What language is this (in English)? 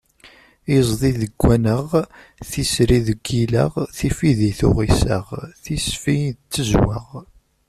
Kabyle